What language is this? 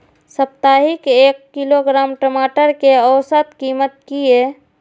Maithili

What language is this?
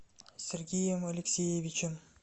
Russian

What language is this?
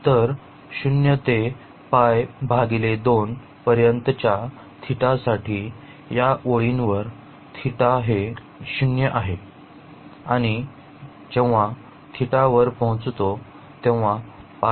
Marathi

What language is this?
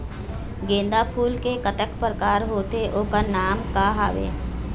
Chhattisgarhi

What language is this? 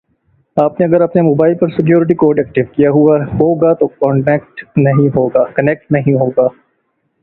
Urdu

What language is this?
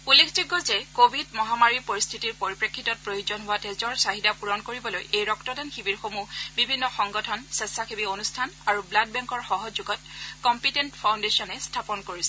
Assamese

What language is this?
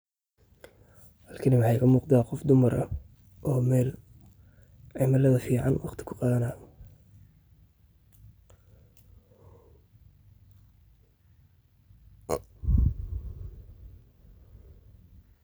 Somali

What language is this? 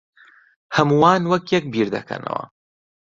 Central Kurdish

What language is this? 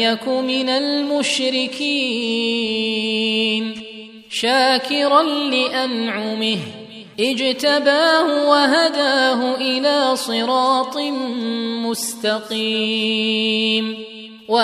Arabic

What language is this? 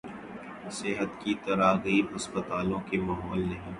Urdu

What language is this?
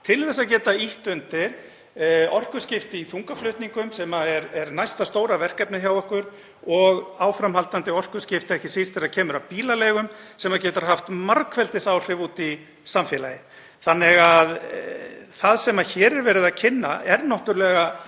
Icelandic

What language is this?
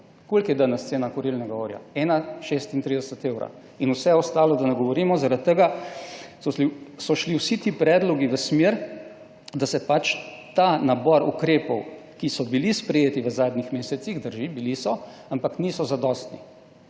Slovenian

